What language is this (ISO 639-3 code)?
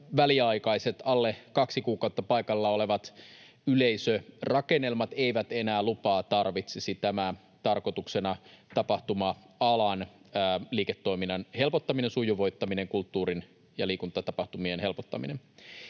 fin